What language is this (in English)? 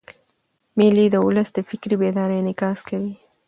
Pashto